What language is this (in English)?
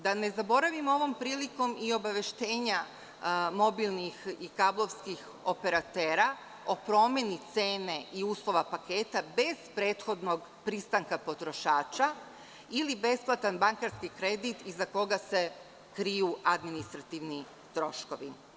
Serbian